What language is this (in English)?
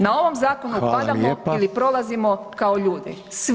Croatian